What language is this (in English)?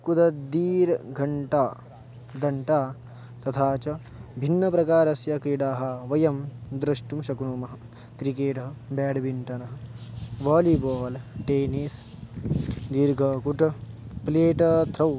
Sanskrit